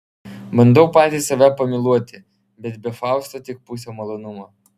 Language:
Lithuanian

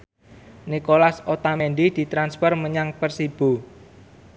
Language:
Javanese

